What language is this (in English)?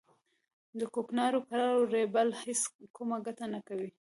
Pashto